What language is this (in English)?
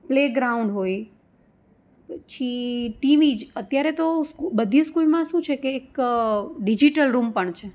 Gujarati